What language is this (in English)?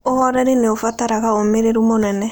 Kikuyu